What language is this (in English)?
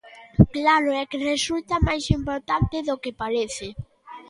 Galician